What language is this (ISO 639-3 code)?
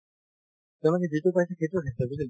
asm